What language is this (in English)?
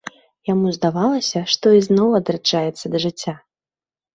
Belarusian